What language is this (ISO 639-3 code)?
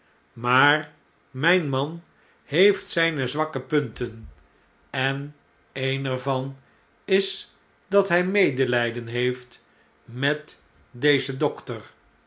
nld